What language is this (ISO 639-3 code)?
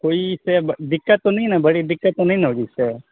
urd